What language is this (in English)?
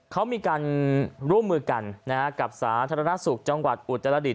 Thai